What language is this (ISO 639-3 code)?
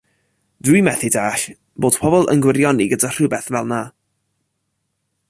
cym